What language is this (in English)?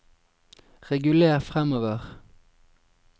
Norwegian